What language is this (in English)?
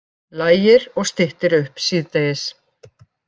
Icelandic